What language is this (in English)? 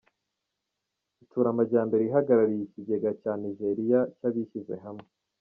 Kinyarwanda